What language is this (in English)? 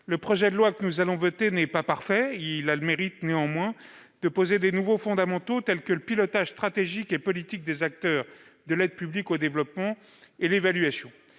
French